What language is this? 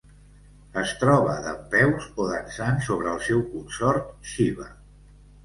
Catalan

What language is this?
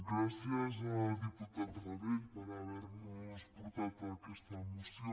Catalan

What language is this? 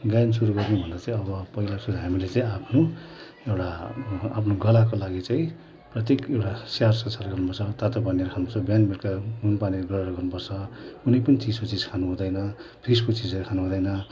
Nepali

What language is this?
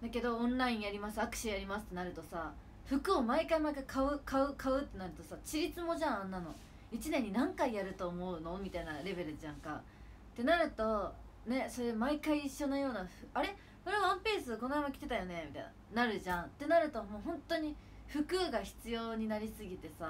Japanese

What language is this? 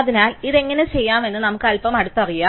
Malayalam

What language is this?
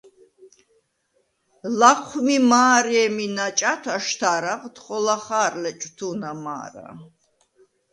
Svan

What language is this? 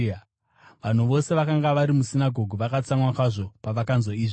Shona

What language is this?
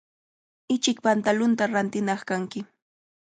Cajatambo North Lima Quechua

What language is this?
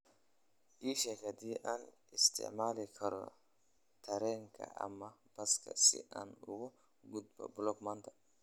Somali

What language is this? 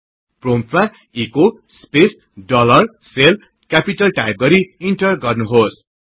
Nepali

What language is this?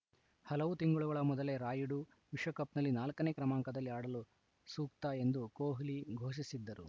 Kannada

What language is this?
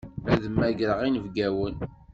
Kabyle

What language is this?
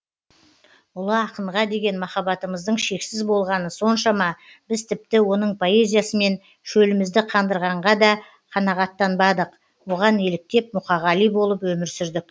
Kazakh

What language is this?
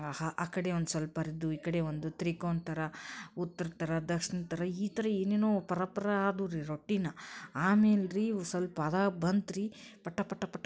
Kannada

